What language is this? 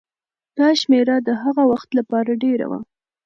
Pashto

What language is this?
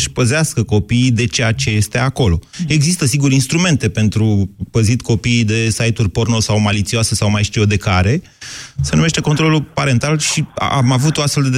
Romanian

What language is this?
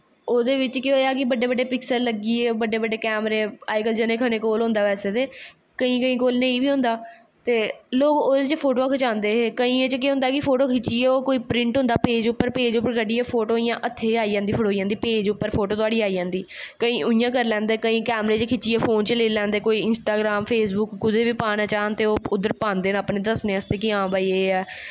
Dogri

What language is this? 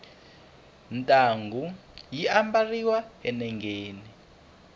Tsonga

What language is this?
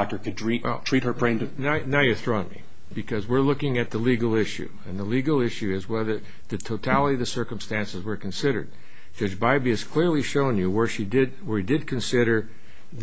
English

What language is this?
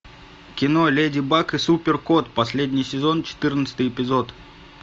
Russian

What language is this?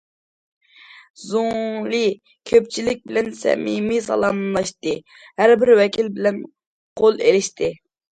Uyghur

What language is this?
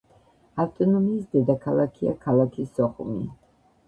Georgian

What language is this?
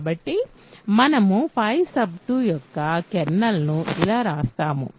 Telugu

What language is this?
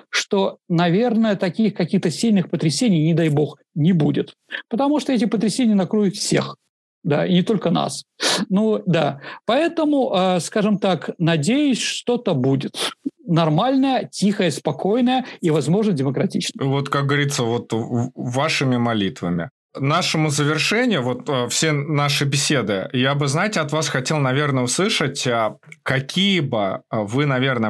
Russian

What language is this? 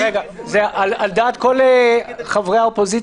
Hebrew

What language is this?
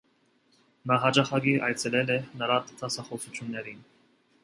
Armenian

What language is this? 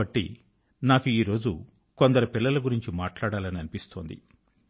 Telugu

